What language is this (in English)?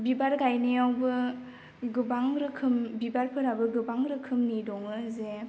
Bodo